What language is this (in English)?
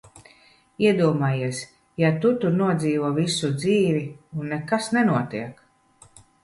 Latvian